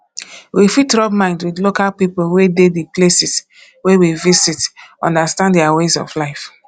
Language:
Nigerian Pidgin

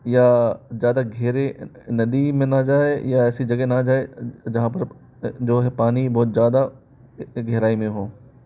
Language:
Hindi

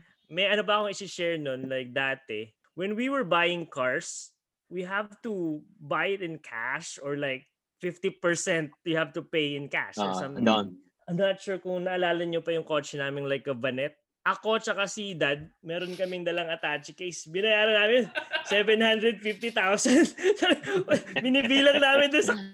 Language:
Filipino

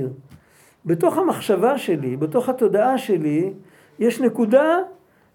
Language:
Hebrew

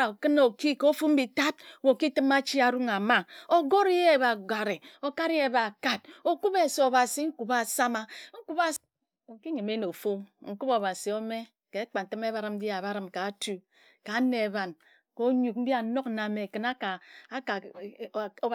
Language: Ejagham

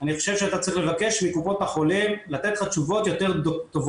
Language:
Hebrew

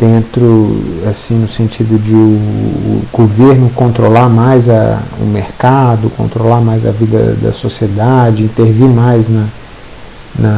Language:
Portuguese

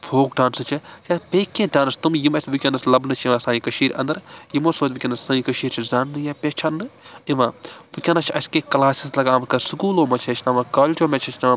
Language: Kashmiri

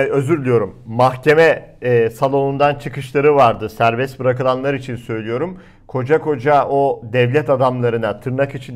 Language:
Turkish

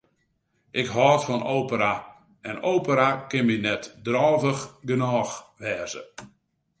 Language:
Western Frisian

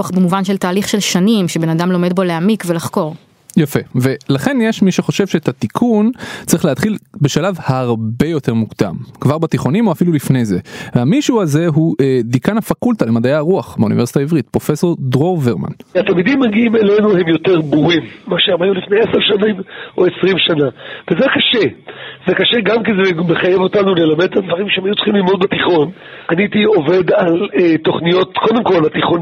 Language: Hebrew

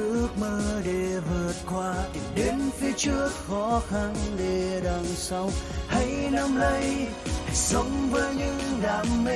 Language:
Vietnamese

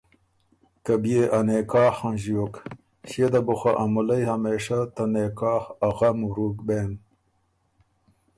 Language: Ormuri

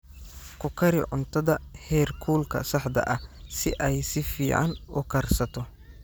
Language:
Somali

